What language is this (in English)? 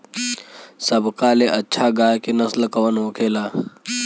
Bhojpuri